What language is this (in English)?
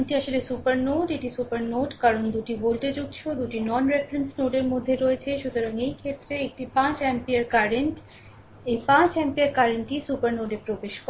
Bangla